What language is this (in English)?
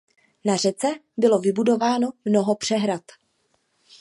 Czech